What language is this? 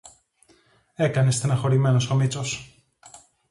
Greek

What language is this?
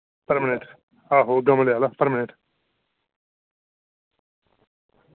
Dogri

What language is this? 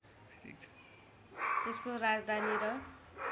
Nepali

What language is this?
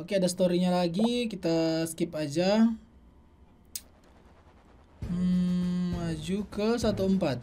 Indonesian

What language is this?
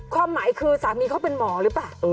Thai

